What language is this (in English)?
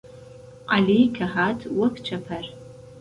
Central Kurdish